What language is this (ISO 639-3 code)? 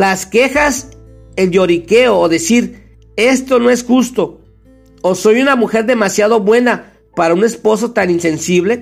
spa